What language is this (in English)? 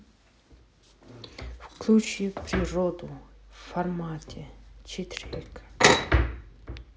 Russian